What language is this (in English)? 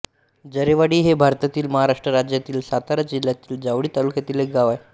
Marathi